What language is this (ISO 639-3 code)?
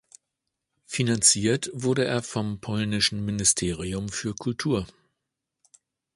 deu